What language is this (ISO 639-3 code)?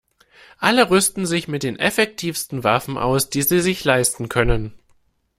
deu